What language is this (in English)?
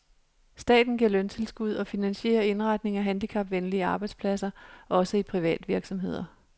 Danish